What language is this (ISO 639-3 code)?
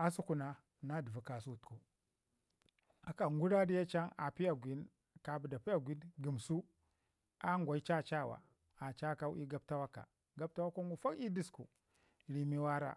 ngi